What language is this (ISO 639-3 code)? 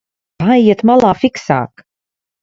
lav